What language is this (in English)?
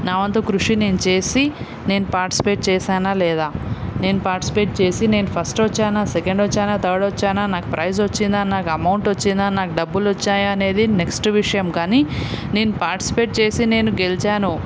Telugu